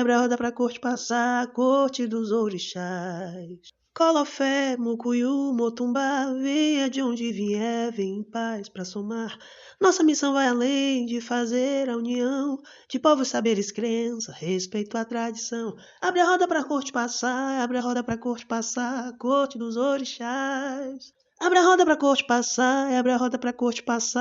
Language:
Portuguese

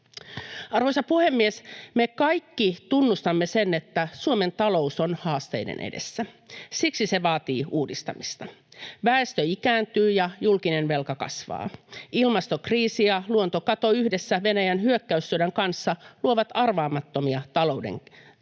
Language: Finnish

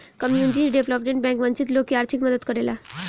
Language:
Bhojpuri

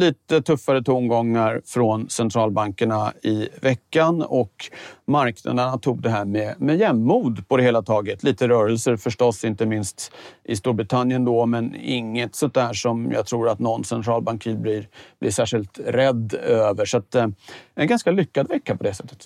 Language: Swedish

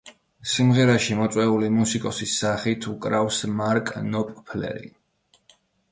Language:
Georgian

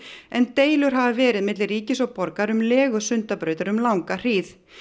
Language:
Icelandic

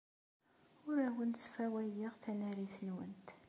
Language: Kabyle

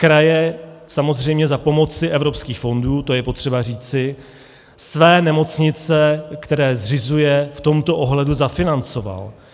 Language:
Czech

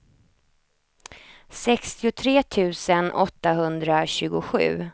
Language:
Swedish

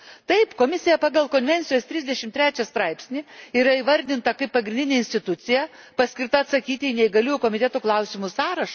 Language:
Lithuanian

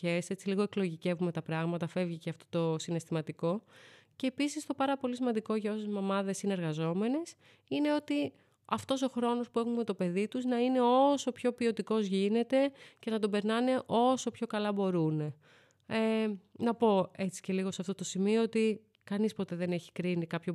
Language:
Greek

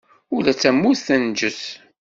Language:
Kabyle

